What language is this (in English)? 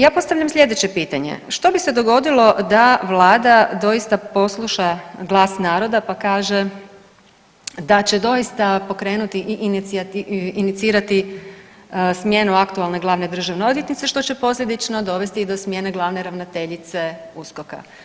Croatian